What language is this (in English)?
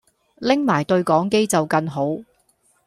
Cantonese